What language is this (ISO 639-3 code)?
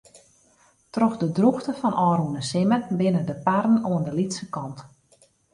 fry